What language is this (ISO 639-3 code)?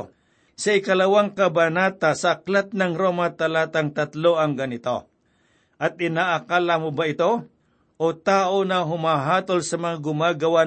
fil